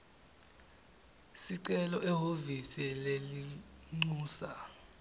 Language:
Swati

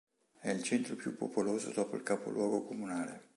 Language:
Italian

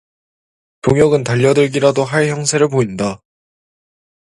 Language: Korean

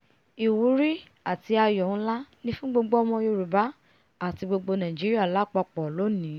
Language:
Yoruba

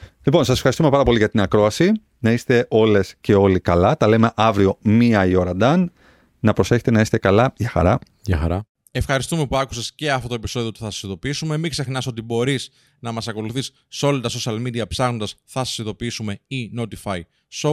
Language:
Greek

